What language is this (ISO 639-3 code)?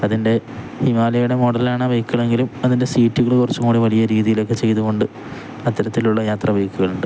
mal